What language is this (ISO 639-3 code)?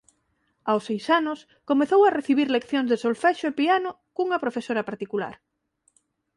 glg